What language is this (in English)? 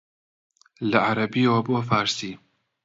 Central Kurdish